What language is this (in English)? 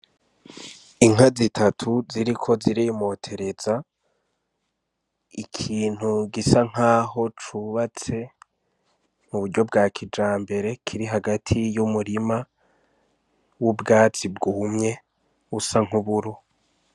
Rundi